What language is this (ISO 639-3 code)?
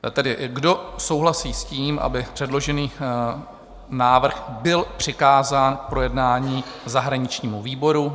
ces